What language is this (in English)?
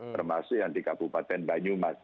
Indonesian